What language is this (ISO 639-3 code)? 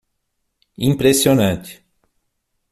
por